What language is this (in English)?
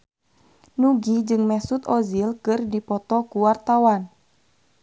Sundanese